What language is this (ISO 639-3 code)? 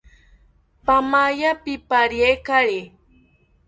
cpy